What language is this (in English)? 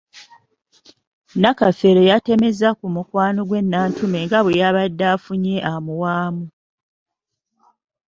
Ganda